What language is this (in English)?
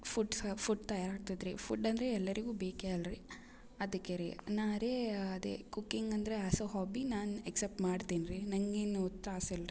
Kannada